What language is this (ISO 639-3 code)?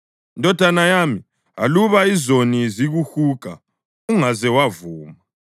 nde